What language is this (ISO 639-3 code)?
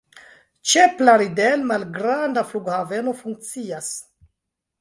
epo